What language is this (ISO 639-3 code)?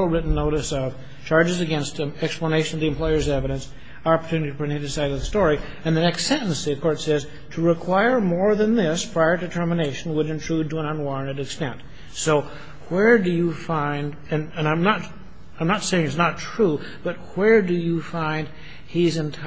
eng